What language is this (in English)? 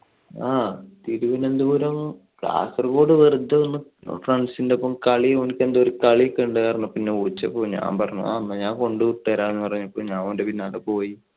Malayalam